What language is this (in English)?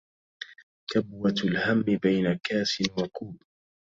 Arabic